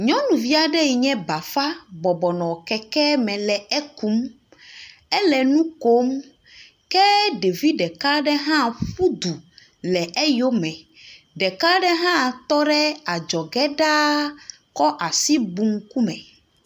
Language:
Ewe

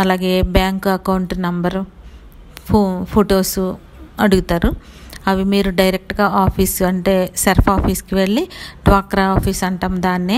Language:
Hindi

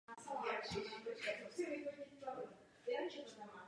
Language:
Czech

